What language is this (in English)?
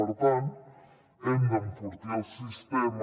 Catalan